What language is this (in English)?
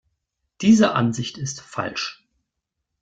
German